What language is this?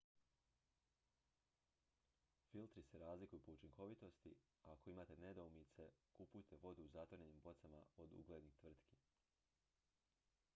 Croatian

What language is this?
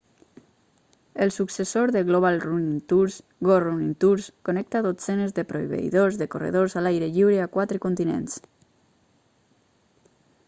Catalan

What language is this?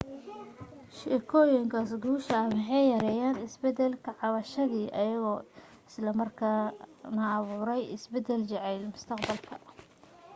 Somali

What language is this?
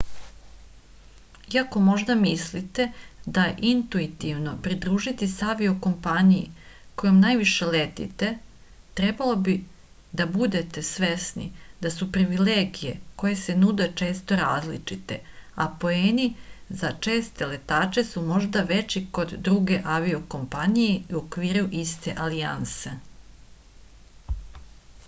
Serbian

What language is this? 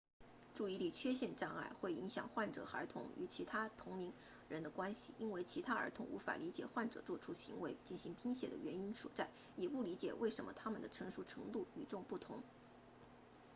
Chinese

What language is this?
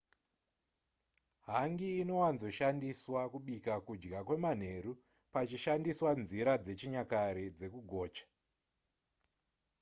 Shona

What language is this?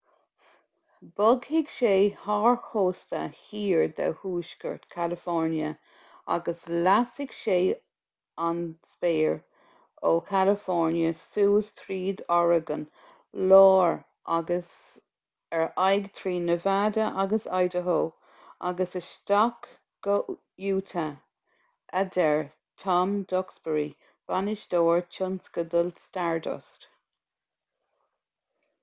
Irish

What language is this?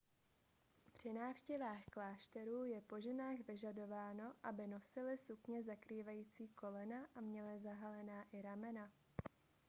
Czech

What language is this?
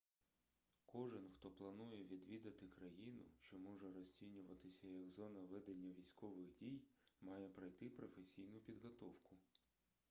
Ukrainian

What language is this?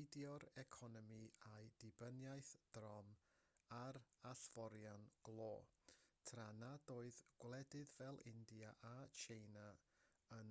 Welsh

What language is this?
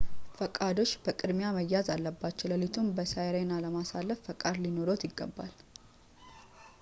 Amharic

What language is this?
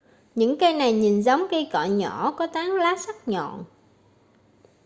Vietnamese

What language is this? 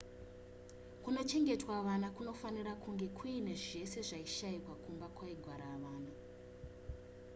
Shona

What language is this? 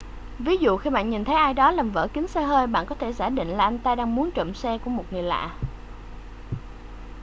Vietnamese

